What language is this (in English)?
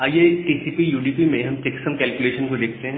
Hindi